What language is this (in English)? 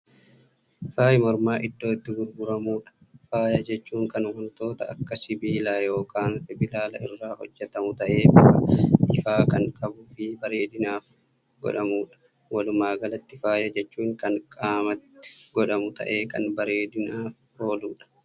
Oromo